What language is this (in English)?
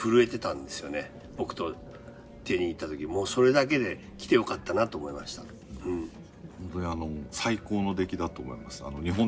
Japanese